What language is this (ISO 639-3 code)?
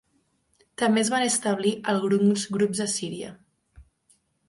cat